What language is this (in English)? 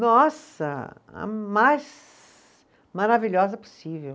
Portuguese